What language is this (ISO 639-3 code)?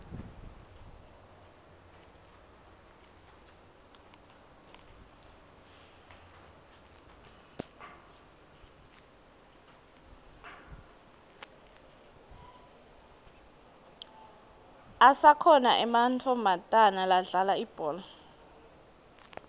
ssw